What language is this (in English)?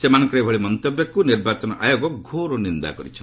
Odia